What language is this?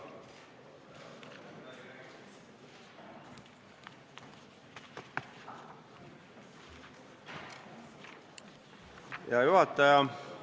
Estonian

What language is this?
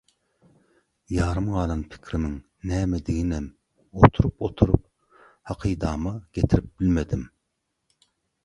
Turkmen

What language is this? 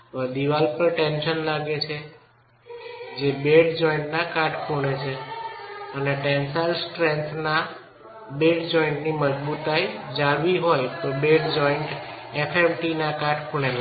Gujarati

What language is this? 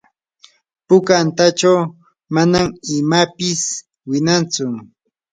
Yanahuanca Pasco Quechua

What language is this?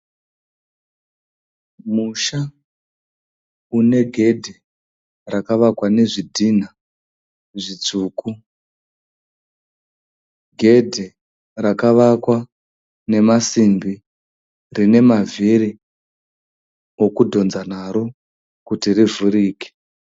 Shona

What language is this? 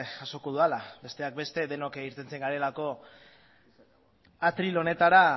Basque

